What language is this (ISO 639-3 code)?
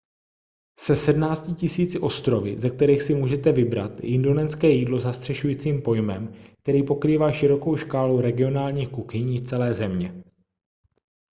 ces